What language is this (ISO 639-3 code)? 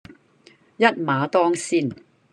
yue